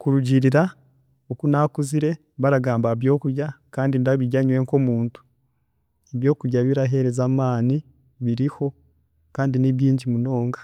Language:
Chiga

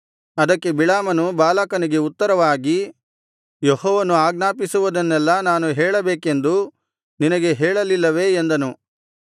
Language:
Kannada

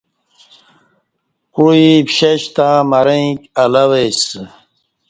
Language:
Kati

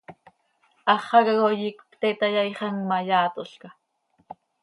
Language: Seri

